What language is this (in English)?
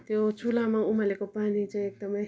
Nepali